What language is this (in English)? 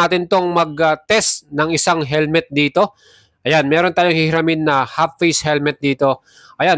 Filipino